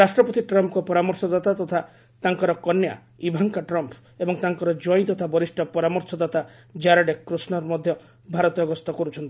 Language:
Odia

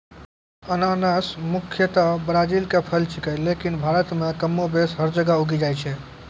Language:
Maithili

